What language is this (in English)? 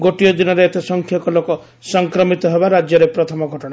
Odia